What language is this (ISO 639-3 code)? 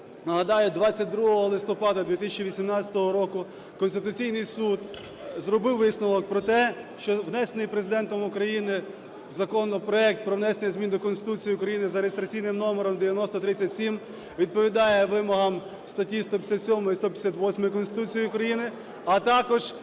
ukr